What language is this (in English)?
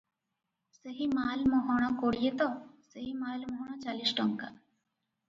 Odia